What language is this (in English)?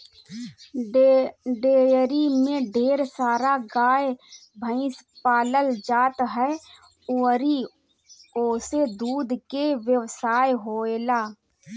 Bhojpuri